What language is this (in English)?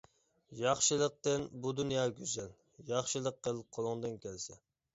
Uyghur